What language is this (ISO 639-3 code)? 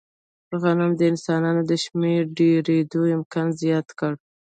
pus